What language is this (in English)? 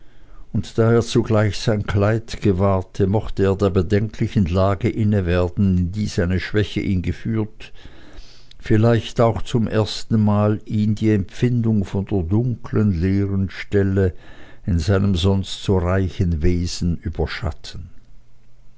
German